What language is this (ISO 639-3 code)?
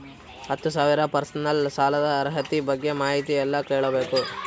kan